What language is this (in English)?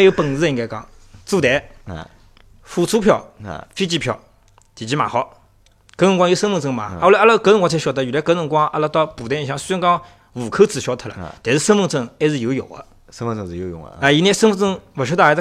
Chinese